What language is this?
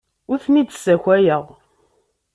Kabyle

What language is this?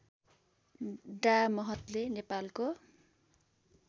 Nepali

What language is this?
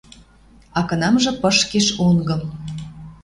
Western Mari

